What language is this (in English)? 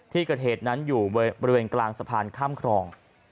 Thai